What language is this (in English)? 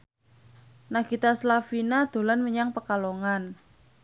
Javanese